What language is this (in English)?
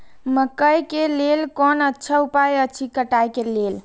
Maithili